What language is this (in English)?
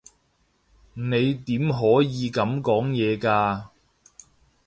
Cantonese